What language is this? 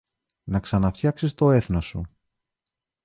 Greek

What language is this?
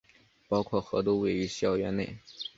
Chinese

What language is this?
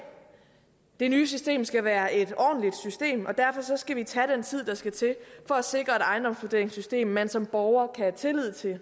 Danish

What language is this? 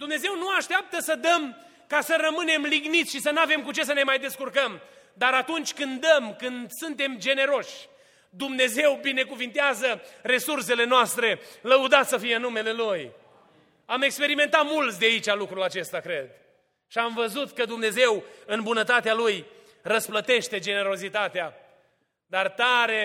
Romanian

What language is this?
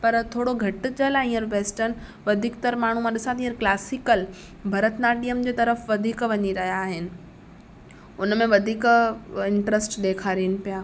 Sindhi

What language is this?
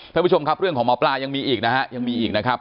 Thai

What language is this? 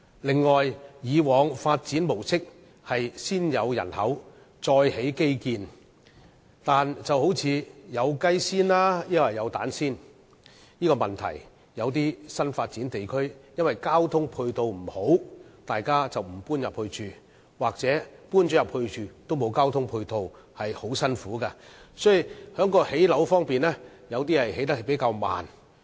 Cantonese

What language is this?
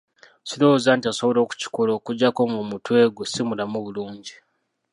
Ganda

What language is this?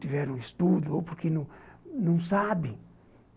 Portuguese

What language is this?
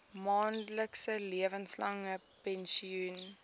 Afrikaans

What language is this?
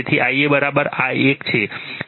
Gujarati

